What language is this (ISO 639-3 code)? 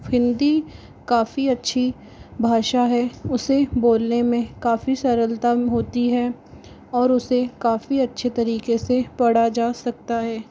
hin